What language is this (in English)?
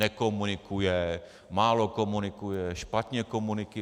Czech